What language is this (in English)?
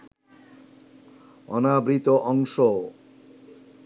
Bangla